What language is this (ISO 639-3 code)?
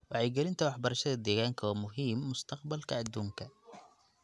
som